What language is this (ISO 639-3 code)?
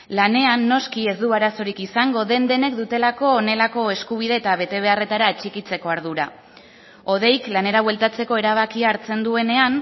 eus